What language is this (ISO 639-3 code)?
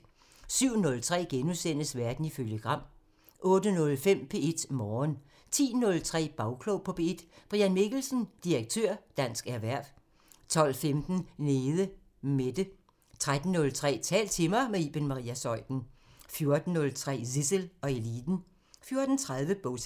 dan